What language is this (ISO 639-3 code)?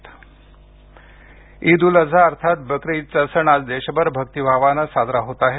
mar